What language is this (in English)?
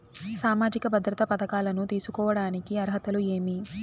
Telugu